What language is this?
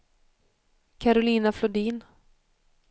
Swedish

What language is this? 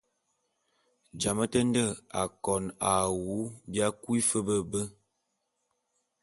Bulu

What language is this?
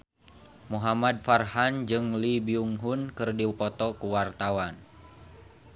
Sundanese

